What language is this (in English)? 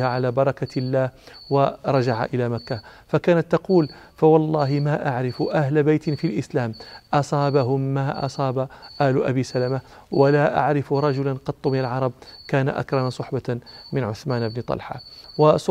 Arabic